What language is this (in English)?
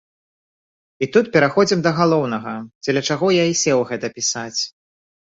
Belarusian